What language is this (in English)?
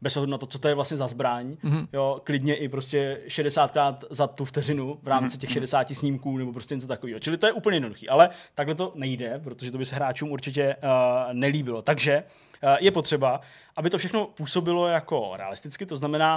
Czech